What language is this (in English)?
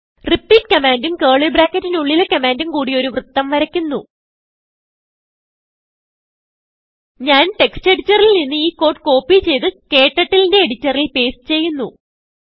Malayalam